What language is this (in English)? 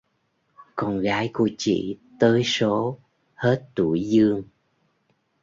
Vietnamese